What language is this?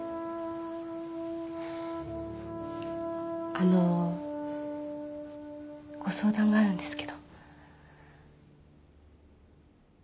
Japanese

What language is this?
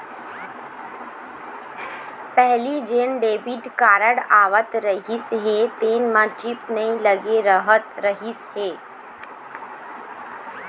Chhattisgarhi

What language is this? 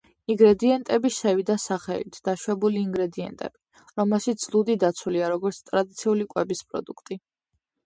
Georgian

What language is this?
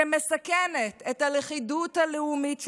Hebrew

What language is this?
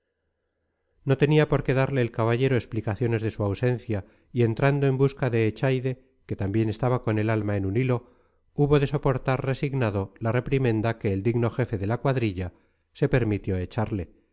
Spanish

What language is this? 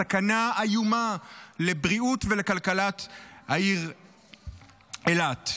Hebrew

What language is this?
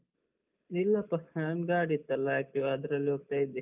Kannada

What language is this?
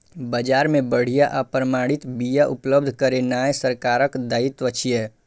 Maithili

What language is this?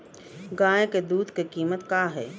Bhojpuri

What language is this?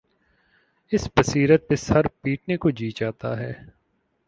Urdu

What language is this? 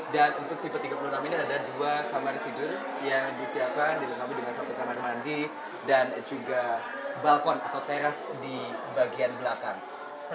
Indonesian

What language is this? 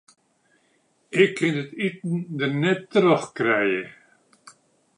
Western Frisian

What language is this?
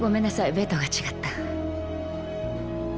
Japanese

